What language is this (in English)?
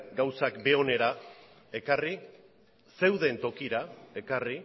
Basque